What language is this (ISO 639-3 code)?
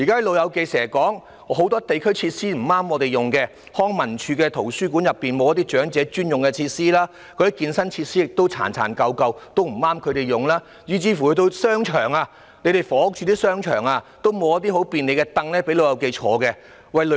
yue